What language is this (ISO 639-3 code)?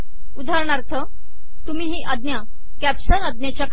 mar